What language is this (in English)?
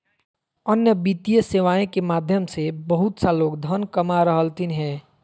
Magahi